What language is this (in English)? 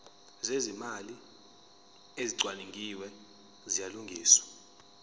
Zulu